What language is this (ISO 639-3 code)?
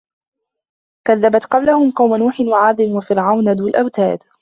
ara